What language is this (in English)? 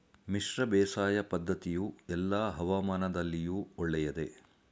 Kannada